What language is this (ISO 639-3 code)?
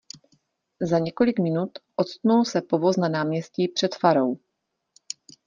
ces